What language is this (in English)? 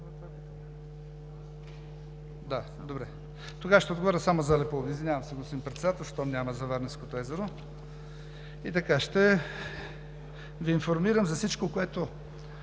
Bulgarian